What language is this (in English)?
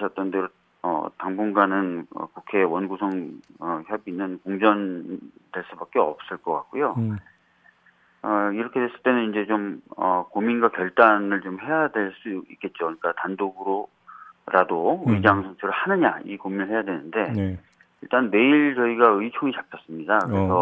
Korean